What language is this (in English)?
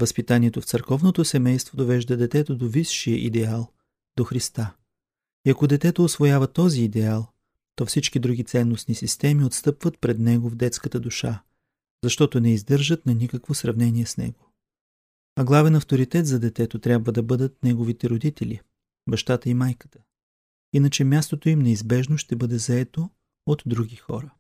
Bulgarian